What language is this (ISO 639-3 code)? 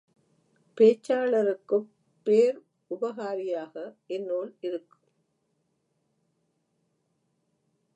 tam